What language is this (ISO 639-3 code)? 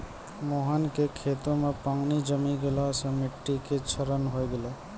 mai